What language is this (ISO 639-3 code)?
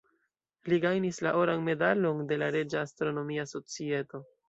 epo